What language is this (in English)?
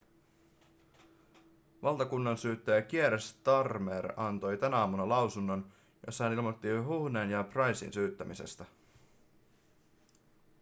Finnish